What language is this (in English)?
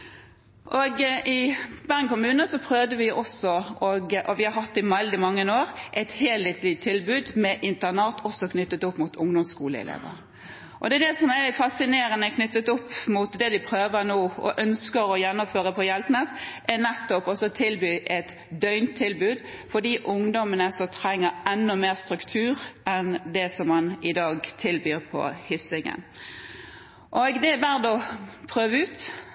Norwegian Bokmål